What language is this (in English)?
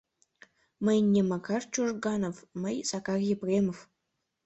Mari